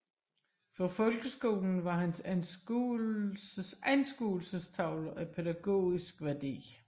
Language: Danish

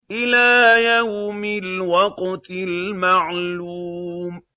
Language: Arabic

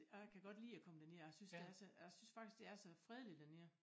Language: Danish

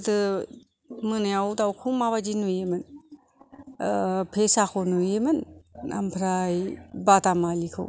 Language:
Bodo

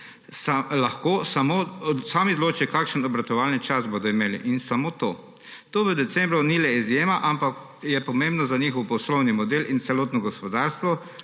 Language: Slovenian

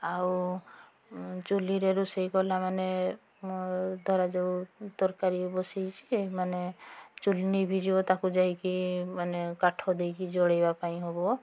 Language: Odia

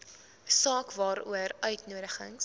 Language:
Afrikaans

